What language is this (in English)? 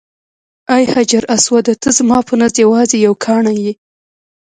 Pashto